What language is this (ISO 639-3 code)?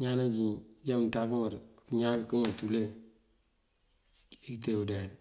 mfv